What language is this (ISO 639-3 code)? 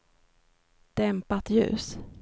swe